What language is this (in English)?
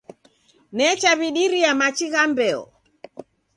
Taita